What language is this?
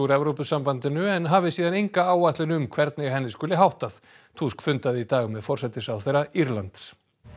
Icelandic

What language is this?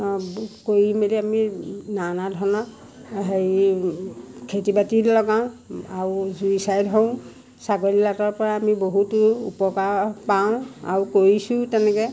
Assamese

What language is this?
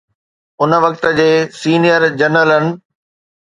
Sindhi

